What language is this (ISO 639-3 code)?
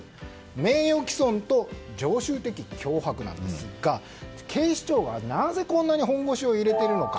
jpn